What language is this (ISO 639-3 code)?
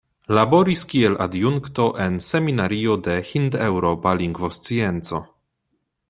epo